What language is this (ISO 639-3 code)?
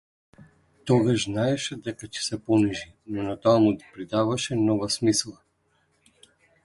mkd